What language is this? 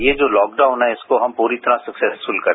Hindi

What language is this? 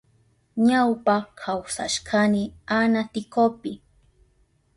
Southern Pastaza Quechua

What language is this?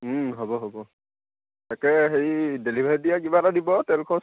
Assamese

